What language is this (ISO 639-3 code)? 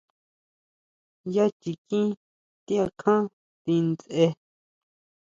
mau